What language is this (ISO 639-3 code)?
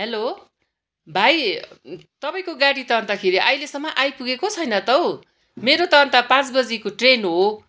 nep